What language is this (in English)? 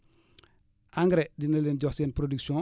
Wolof